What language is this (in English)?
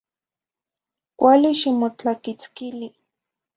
Zacatlán-Ahuacatlán-Tepetzintla Nahuatl